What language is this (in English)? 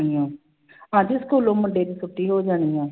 Punjabi